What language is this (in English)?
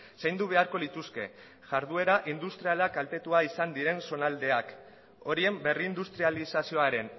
Basque